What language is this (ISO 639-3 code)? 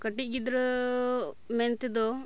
sat